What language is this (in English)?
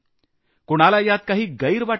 Marathi